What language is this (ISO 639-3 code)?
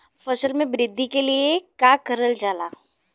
bho